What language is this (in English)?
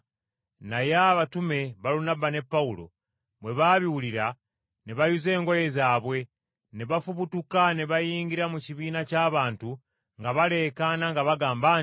Ganda